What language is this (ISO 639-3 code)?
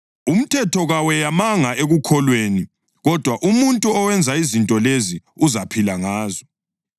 nde